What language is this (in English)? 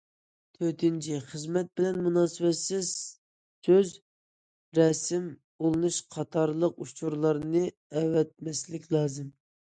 Uyghur